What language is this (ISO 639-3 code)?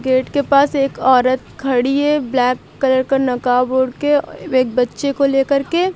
hin